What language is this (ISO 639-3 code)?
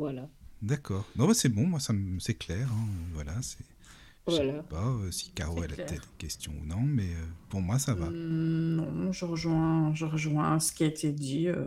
fra